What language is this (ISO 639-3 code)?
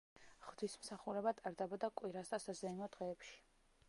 kat